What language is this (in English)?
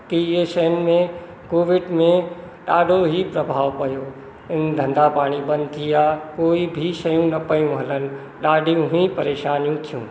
Sindhi